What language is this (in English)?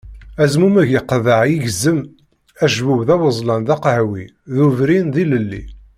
Kabyle